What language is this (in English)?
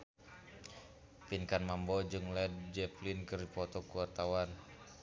Sundanese